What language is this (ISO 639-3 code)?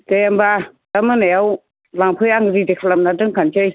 brx